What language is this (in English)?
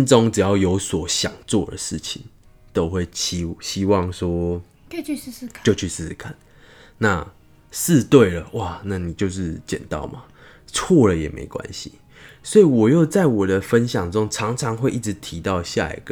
Chinese